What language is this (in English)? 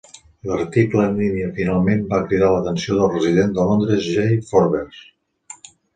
Catalan